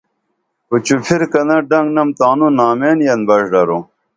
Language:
Dameli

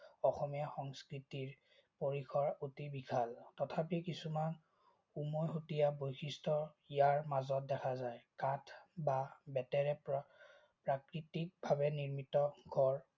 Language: Assamese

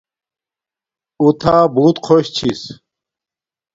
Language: Domaaki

